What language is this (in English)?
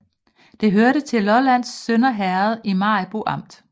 Danish